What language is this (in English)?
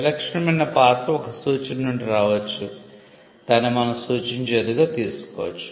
Telugu